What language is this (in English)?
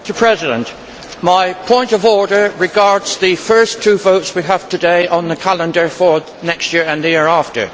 English